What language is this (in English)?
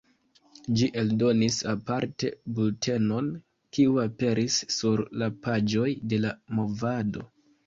Esperanto